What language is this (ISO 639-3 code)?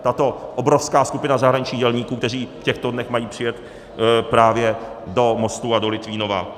ces